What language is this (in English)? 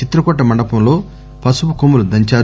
Telugu